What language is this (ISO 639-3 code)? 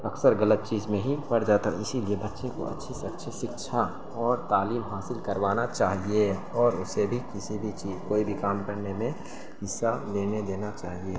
urd